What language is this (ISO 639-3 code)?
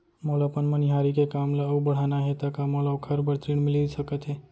hne